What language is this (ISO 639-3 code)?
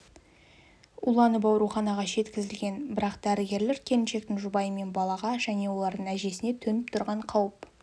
kaz